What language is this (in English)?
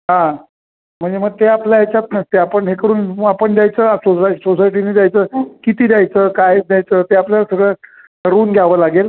Marathi